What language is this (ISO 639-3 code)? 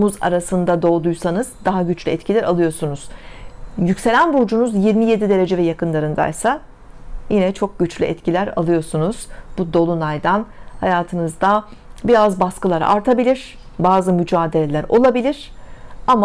tur